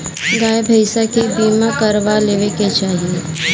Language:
Bhojpuri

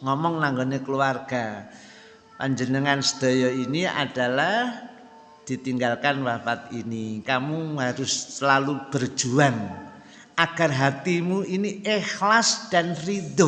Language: Indonesian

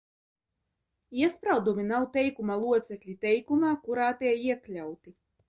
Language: Latvian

